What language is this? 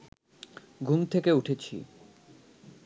Bangla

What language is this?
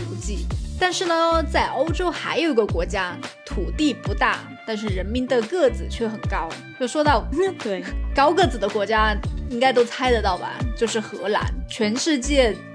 Chinese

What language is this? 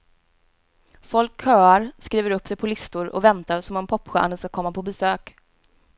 Swedish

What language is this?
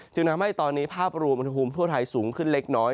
Thai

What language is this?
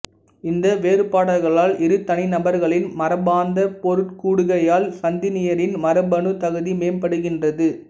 Tamil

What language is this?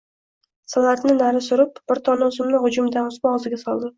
Uzbek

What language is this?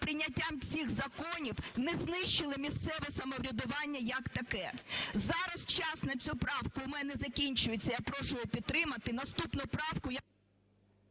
Ukrainian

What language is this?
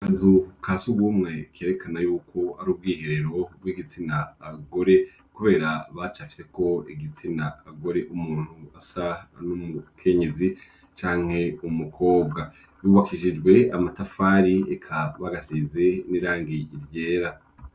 Rundi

